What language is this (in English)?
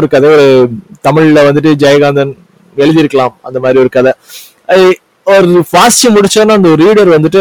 Tamil